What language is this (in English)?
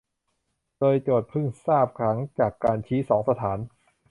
Thai